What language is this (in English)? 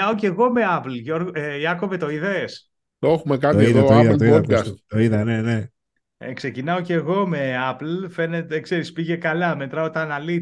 Greek